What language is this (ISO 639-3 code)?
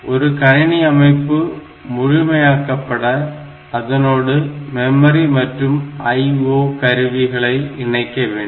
tam